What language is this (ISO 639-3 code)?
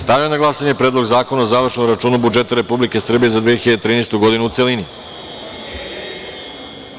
srp